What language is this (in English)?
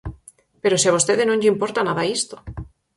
Galician